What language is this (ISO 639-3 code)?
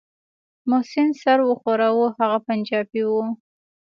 pus